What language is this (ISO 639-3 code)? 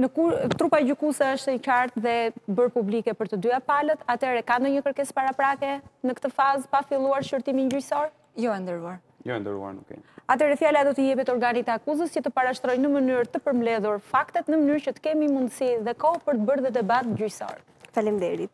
ron